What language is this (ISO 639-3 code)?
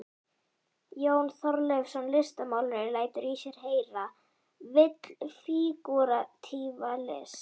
isl